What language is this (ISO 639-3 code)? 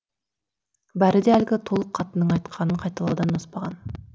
kaz